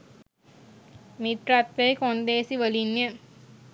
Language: Sinhala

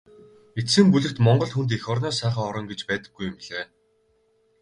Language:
Mongolian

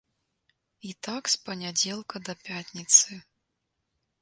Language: Belarusian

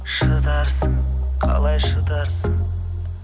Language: Kazakh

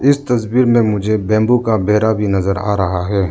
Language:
Hindi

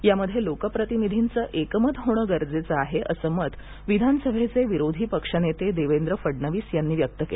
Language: Marathi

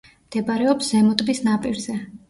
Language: Georgian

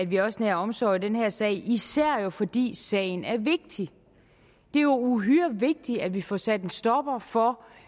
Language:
Danish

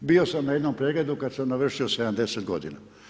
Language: Croatian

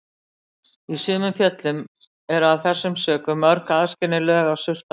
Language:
Icelandic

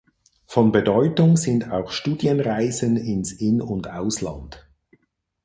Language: German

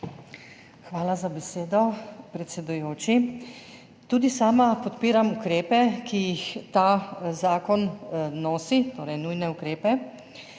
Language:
Slovenian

